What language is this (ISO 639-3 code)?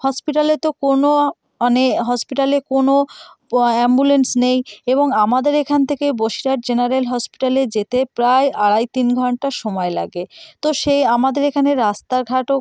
ben